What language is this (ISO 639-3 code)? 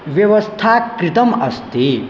san